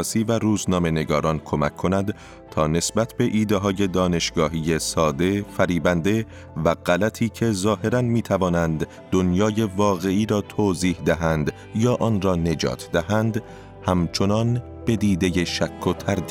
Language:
Persian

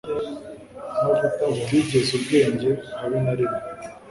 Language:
Kinyarwanda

